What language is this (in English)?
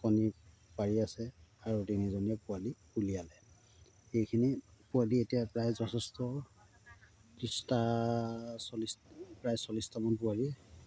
Assamese